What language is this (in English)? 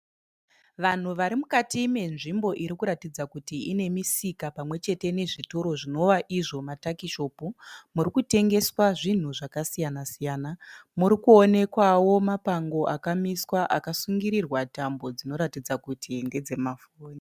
Shona